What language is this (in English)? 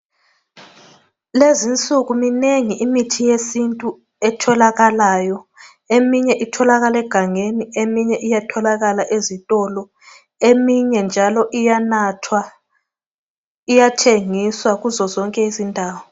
North Ndebele